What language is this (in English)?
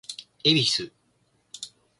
Japanese